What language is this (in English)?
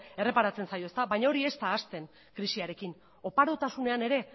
Basque